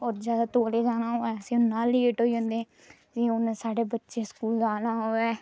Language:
Dogri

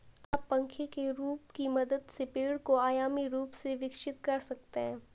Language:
Hindi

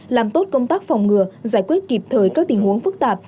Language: Vietnamese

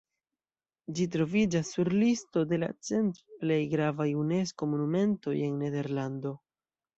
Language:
Esperanto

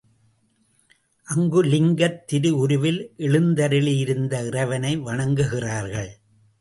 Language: Tamil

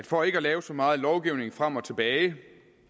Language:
Danish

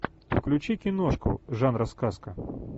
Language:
Russian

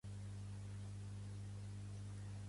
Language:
Catalan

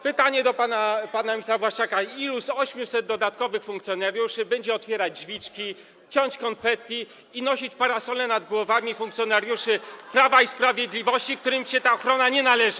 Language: Polish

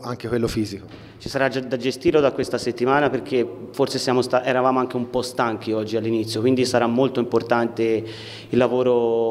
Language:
Italian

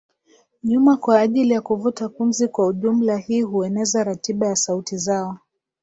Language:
Swahili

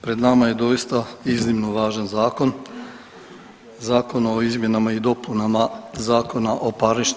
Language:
Croatian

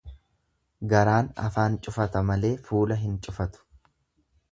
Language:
Oromo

